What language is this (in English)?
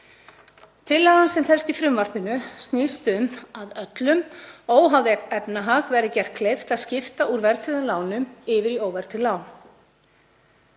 Icelandic